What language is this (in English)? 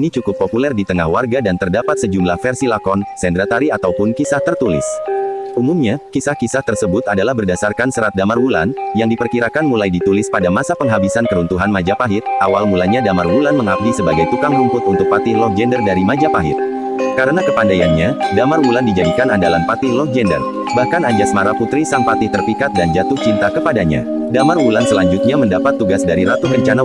Indonesian